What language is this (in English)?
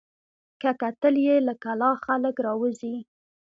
Pashto